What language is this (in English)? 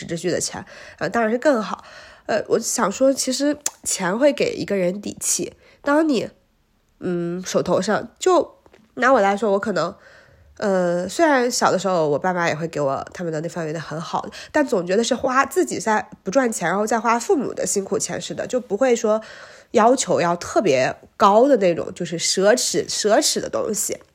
Chinese